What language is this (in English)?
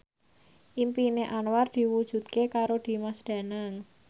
Javanese